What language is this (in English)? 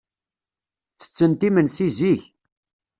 Kabyle